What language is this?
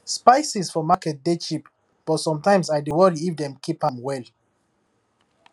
Nigerian Pidgin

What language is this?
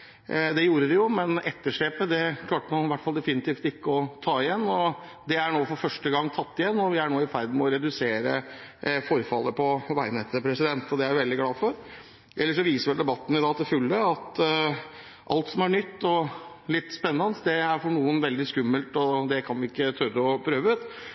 Norwegian Bokmål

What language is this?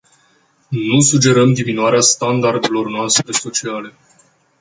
Romanian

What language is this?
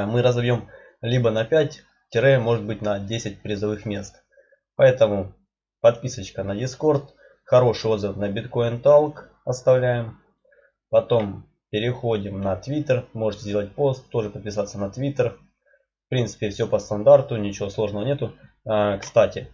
Russian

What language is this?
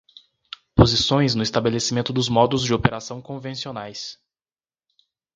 Portuguese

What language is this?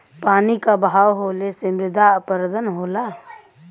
Bhojpuri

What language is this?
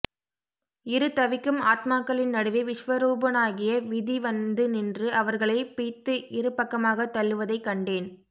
Tamil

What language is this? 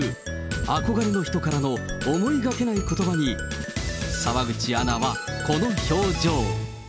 Japanese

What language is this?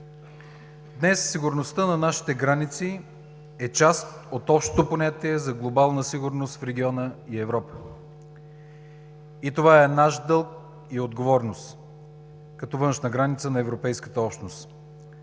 Bulgarian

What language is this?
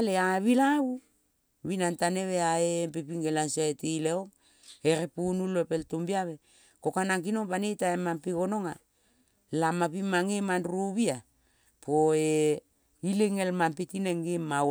Kol (Papua New Guinea)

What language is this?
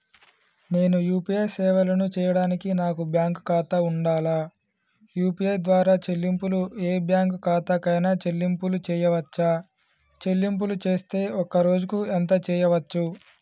Telugu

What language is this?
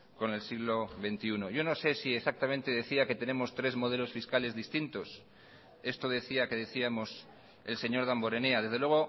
Spanish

